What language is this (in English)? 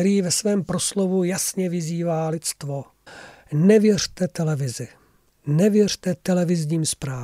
Czech